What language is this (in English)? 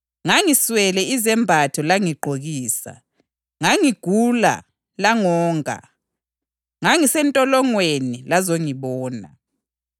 North Ndebele